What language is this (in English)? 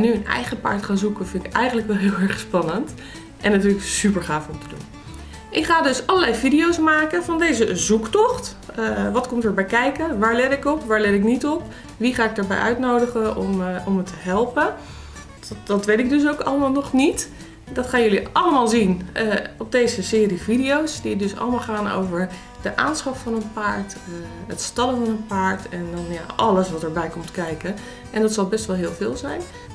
Dutch